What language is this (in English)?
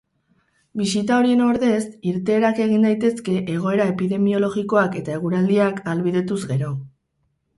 Basque